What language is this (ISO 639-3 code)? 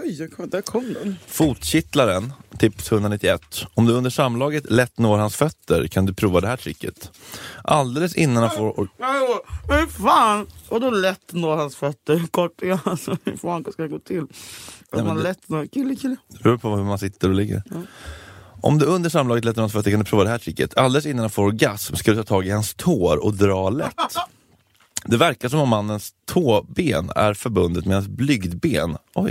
swe